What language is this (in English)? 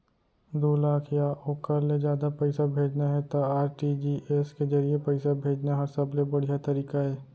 Chhattisgarhi